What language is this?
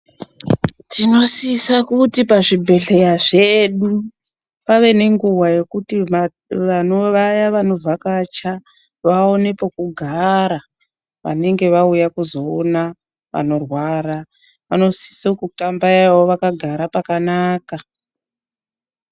Ndau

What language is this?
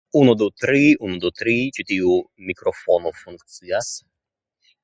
Esperanto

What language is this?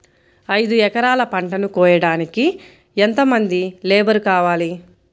Telugu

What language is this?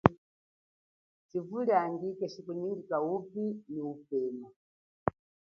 Chokwe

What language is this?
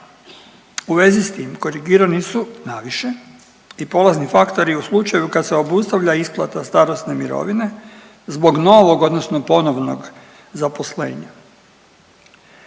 Croatian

